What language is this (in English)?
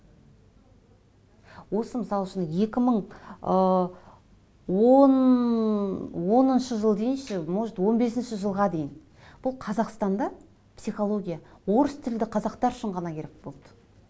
Kazakh